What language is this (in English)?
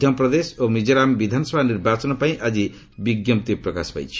Odia